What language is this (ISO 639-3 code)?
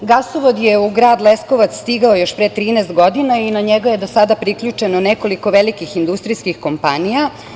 srp